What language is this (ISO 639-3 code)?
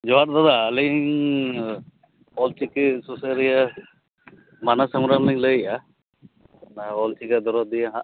sat